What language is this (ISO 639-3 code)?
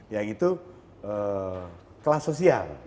ind